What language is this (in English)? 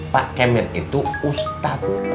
Indonesian